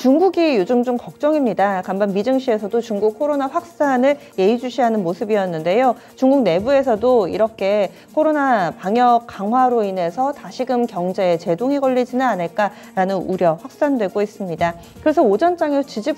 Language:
Korean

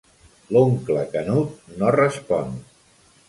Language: Catalan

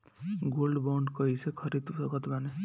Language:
Bhojpuri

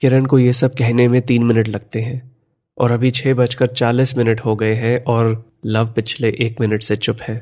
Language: Hindi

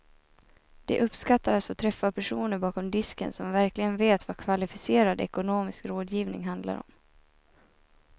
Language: Swedish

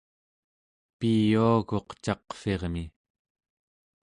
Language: Central Yupik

